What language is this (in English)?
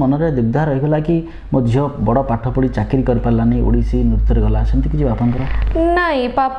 Hindi